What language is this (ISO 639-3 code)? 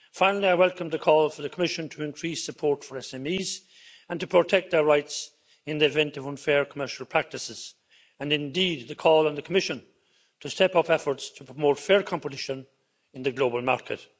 eng